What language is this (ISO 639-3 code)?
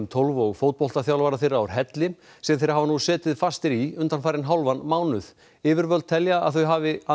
isl